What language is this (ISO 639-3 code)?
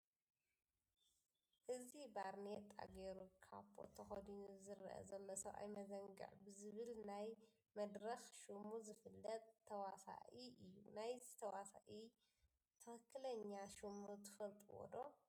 tir